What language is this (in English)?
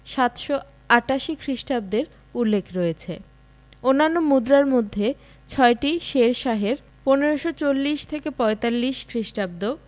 Bangla